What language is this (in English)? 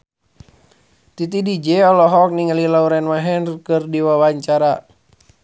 Sundanese